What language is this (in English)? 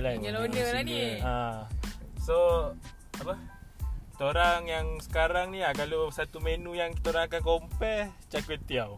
Malay